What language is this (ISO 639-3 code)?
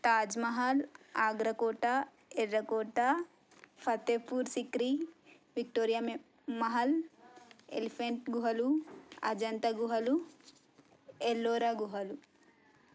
tel